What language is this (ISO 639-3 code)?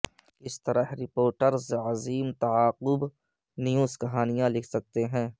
urd